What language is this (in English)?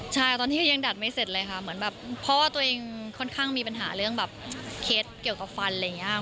Thai